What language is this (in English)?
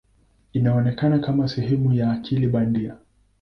Swahili